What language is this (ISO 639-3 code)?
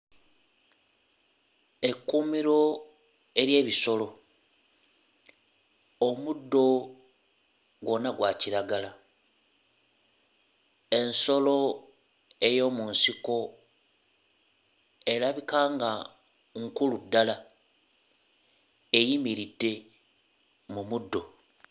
lug